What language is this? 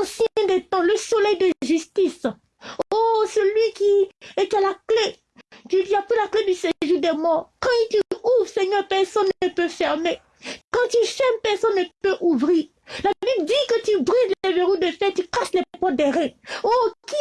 French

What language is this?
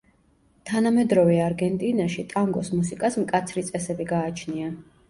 Georgian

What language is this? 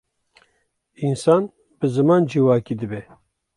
Kurdish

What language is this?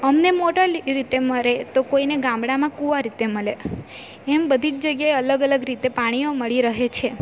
Gujarati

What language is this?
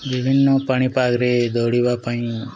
Odia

